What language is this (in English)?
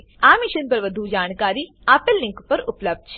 Gujarati